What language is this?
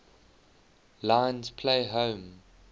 English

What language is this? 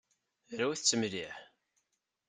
Kabyle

